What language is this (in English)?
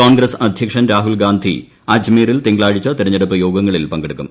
Malayalam